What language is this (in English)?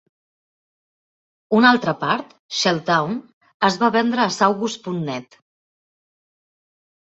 Catalan